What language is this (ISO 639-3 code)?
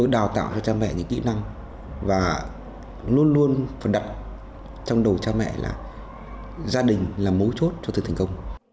vie